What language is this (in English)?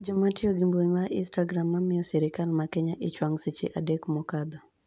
Luo (Kenya and Tanzania)